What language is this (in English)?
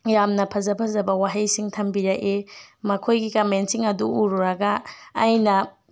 Manipuri